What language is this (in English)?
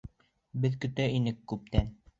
Bashkir